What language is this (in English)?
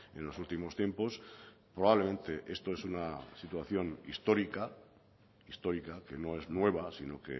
Spanish